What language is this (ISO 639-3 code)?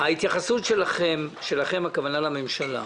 heb